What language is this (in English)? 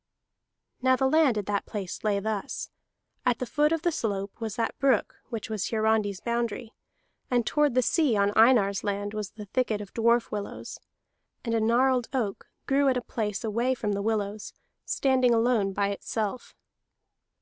English